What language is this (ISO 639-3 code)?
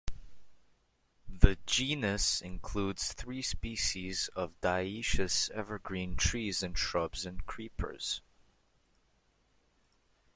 eng